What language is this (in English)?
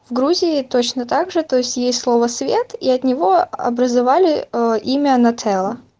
Russian